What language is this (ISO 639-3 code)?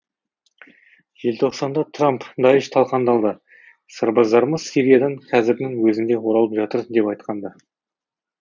kaz